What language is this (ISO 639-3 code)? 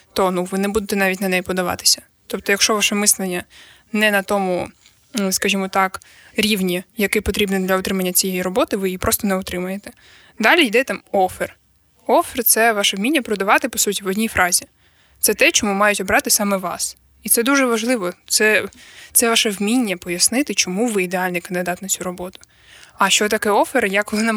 ukr